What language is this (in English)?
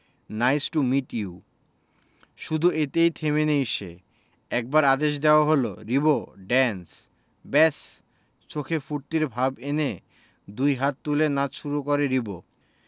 Bangla